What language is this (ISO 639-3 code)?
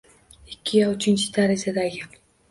uzb